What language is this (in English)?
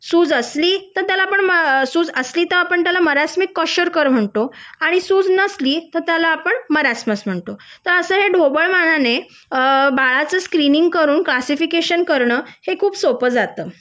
Marathi